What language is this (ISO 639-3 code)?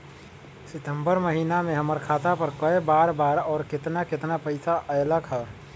mag